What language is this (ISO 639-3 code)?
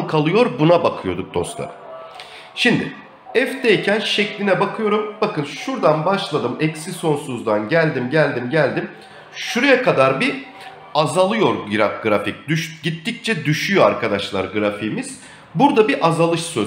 tur